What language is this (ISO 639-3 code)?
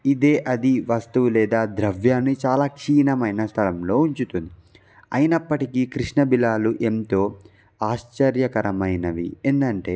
tel